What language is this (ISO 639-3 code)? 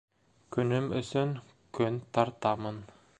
bak